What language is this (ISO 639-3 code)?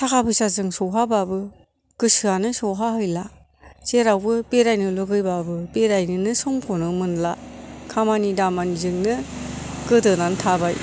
brx